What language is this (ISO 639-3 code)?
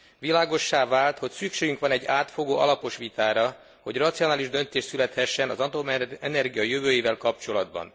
hun